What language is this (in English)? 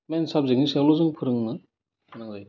Bodo